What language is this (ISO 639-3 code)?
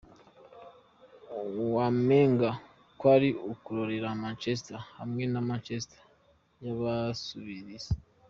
kin